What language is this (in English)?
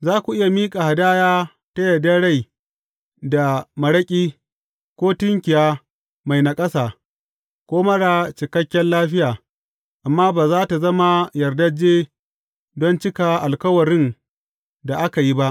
Hausa